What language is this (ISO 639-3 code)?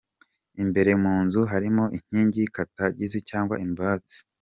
kin